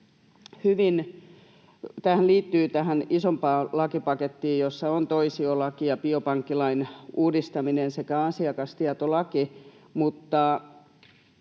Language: Finnish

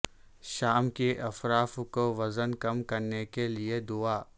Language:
Urdu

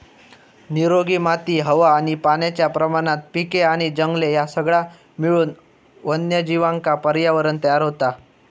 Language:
Marathi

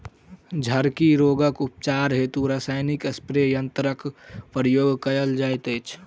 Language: Maithili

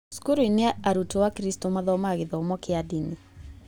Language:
Kikuyu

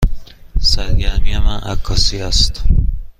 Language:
Persian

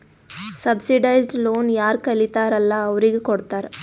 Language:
Kannada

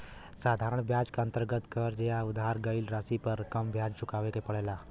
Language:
Bhojpuri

